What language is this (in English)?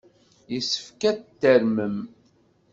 Kabyle